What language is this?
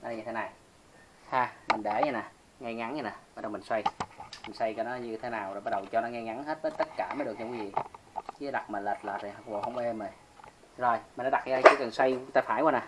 Vietnamese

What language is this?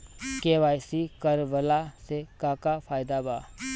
Bhojpuri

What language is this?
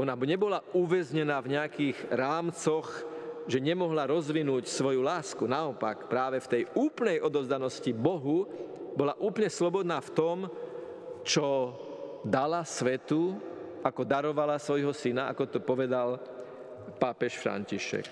Slovak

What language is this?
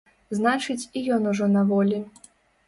Belarusian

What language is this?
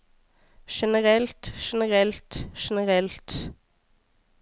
Norwegian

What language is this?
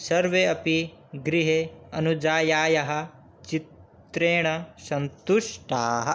Sanskrit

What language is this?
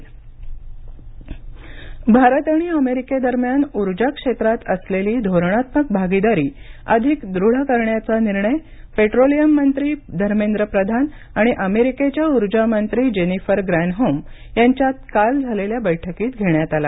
Marathi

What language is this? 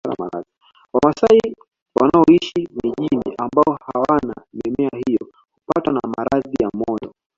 Swahili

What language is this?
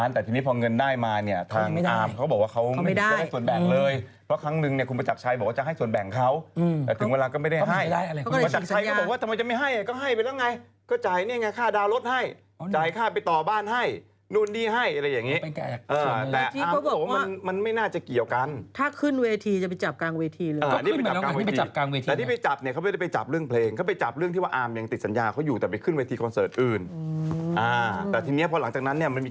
Thai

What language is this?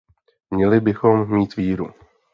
Czech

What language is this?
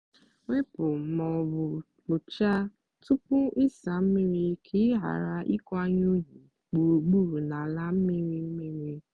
Igbo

